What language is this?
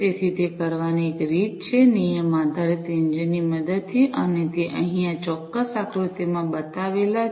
Gujarati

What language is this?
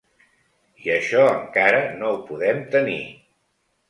Catalan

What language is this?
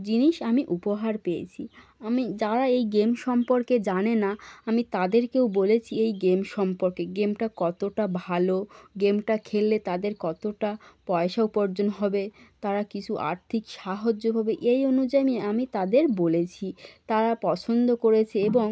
Bangla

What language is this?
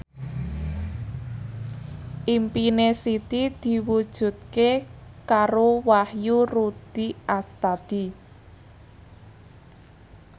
Javanese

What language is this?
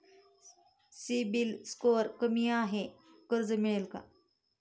Marathi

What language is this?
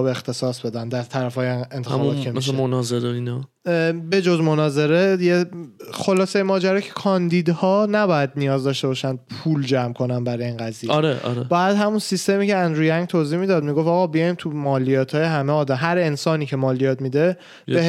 Persian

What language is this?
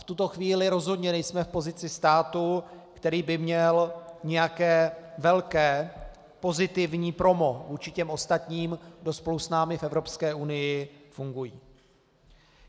Czech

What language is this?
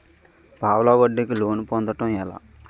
Telugu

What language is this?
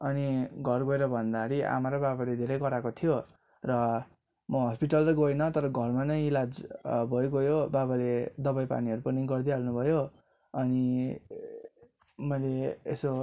Nepali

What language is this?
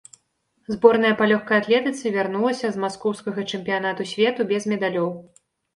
Belarusian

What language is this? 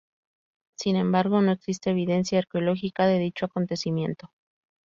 Spanish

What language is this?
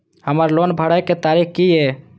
Maithili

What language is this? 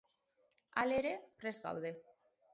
Basque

